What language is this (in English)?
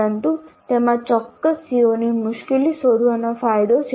Gujarati